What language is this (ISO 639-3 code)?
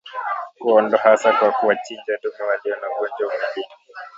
swa